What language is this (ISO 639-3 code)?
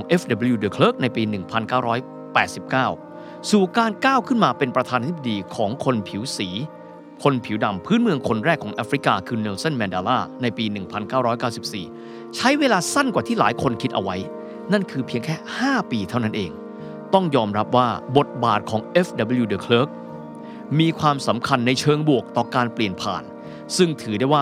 tha